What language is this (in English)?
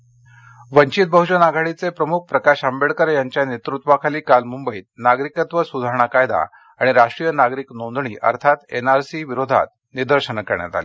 Marathi